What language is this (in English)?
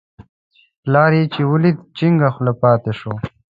Pashto